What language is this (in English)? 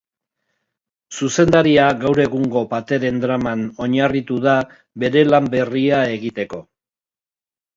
Basque